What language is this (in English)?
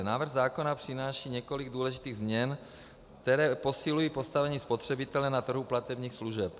Czech